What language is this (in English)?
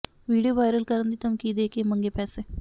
Punjabi